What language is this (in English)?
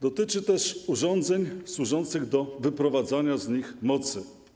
Polish